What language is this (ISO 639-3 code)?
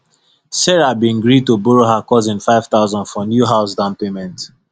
pcm